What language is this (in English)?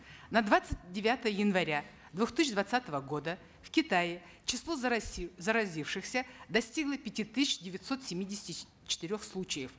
Kazakh